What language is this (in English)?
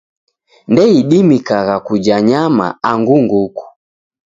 Taita